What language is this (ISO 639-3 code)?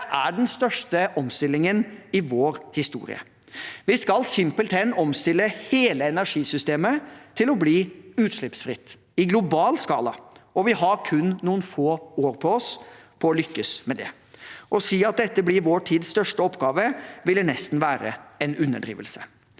nor